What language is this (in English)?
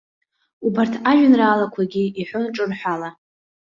Abkhazian